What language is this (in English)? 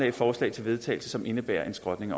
Danish